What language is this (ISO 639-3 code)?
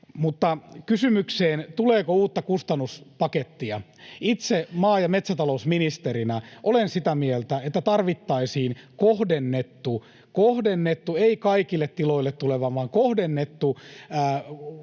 fin